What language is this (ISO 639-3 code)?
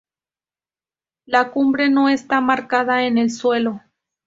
spa